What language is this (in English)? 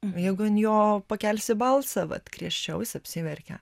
Lithuanian